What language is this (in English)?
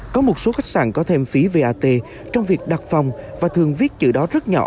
Vietnamese